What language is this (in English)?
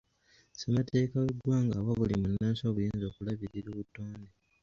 Ganda